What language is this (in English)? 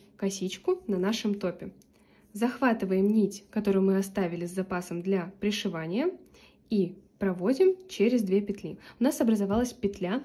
Russian